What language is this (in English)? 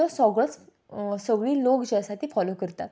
Konkani